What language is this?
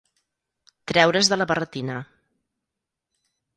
Catalan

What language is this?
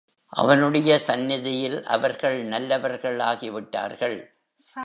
Tamil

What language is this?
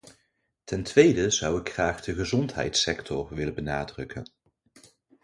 Dutch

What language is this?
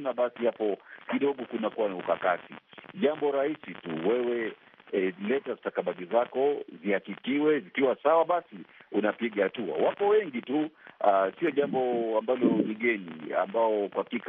Swahili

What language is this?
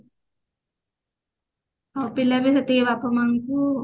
Odia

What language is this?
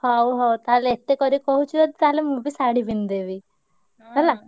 Odia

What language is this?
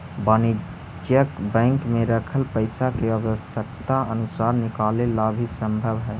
Magahi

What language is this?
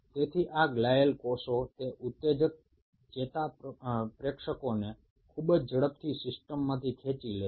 Bangla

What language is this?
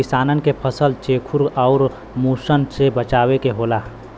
Bhojpuri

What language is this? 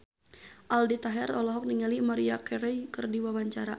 Sundanese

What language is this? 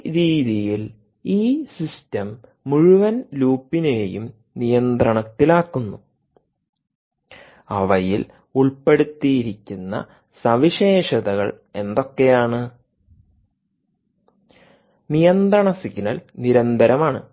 Malayalam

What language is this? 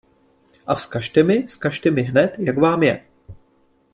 Czech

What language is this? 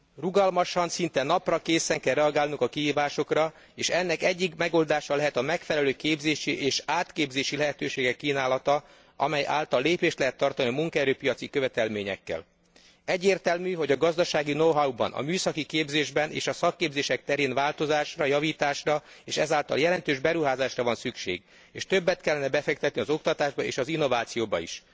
Hungarian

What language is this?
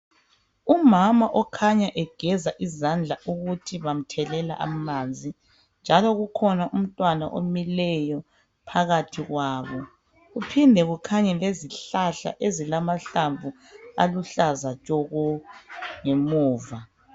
North Ndebele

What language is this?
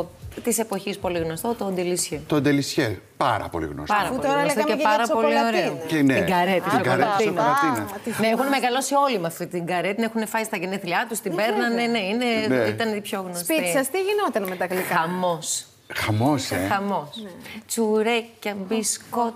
Greek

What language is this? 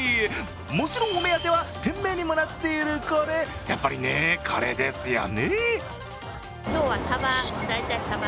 Japanese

